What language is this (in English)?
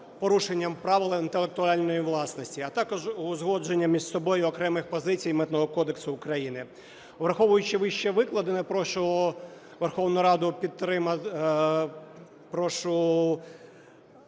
Ukrainian